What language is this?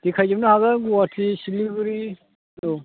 Bodo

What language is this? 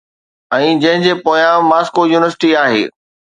Sindhi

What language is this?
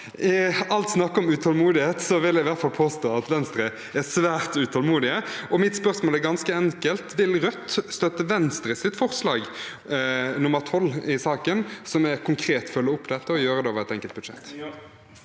Norwegian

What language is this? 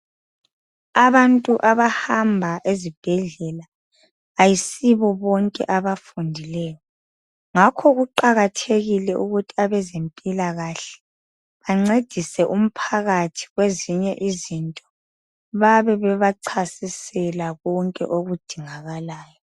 North Ndebele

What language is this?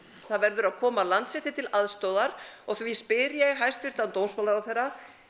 Icelandic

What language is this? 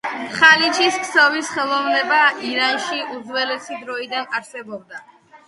Georgian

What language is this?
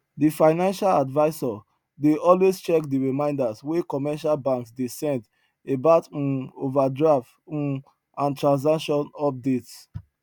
Nigerian Pidgin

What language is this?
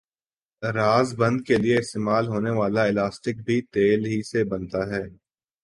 Urdu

